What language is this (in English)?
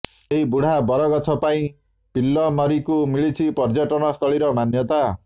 Odia